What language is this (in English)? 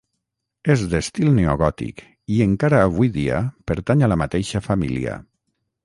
Catalan